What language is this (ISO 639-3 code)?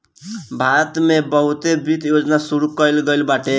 bho